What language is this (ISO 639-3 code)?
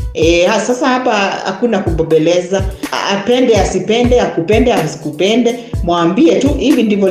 swa